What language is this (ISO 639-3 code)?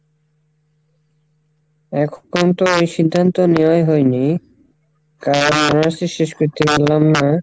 ben